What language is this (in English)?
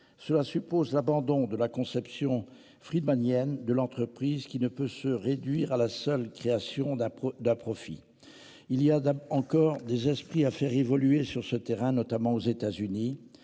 French